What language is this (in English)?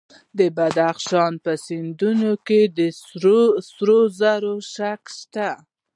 Pashto